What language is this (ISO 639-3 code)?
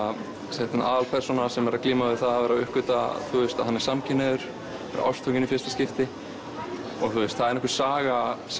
isl